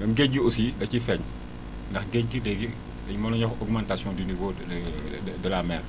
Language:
Wolof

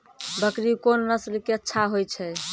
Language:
Maithili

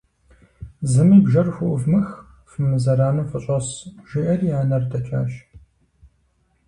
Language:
Kabardian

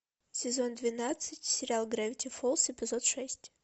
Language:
Russian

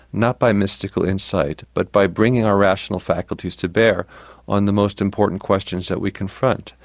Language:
English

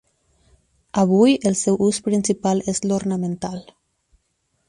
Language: Catalan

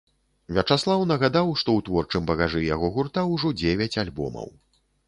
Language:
Belarusian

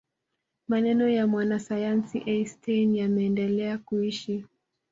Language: Swahili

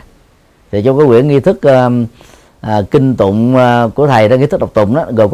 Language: Vietnamese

